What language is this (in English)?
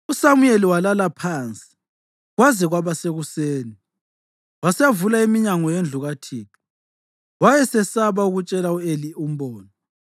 North Ndebele